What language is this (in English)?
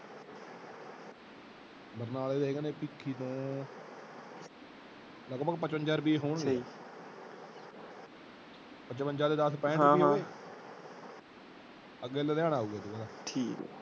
Punjabi